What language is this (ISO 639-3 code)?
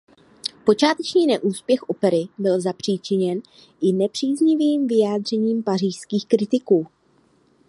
ces